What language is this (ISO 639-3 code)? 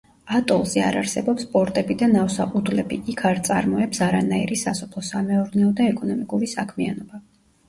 kat